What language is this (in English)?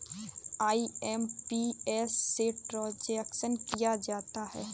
Hindi